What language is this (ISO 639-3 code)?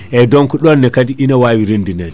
ful